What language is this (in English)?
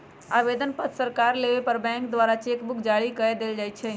Magahi